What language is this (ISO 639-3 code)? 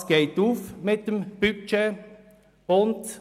gsw